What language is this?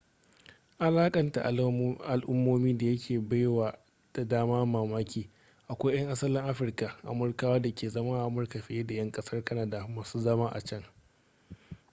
Hausa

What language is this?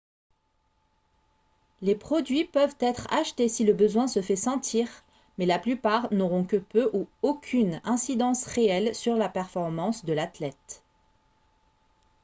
French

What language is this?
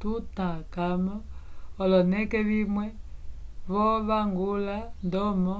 Umbundu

